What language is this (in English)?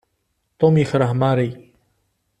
Kabyle